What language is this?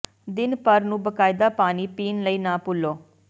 Punjabi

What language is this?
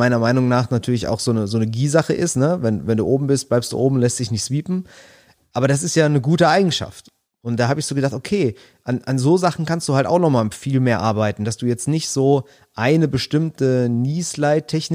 German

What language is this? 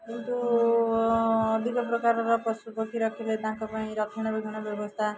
Odia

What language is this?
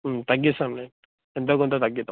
Telugu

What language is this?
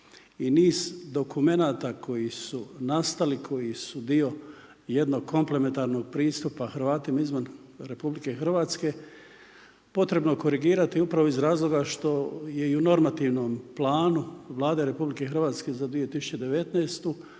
Croatian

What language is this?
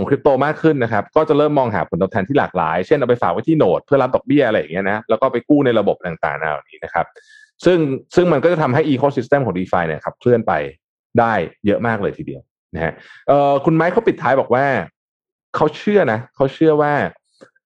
Thai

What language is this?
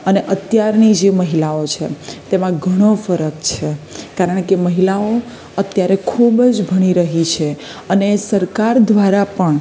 Gujarati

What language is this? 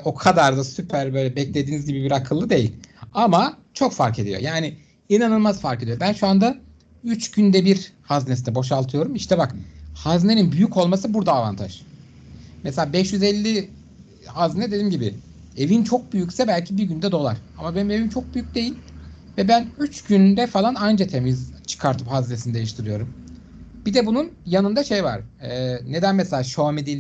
Turkish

